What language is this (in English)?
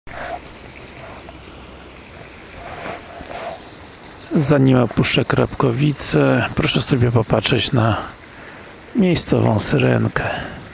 Polish